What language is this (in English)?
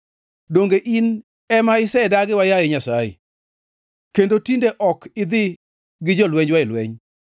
Luo (Kenya and Tanzania)